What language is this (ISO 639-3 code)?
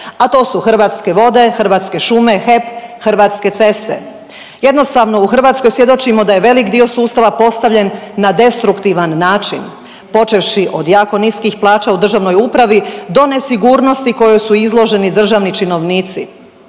hrv